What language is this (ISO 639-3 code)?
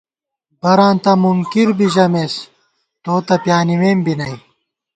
gwt